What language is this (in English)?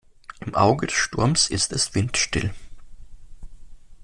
German